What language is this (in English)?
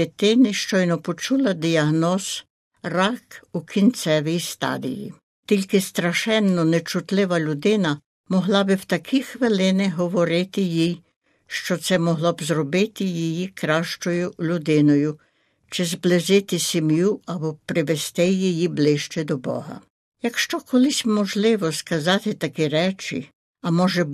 Ukrainian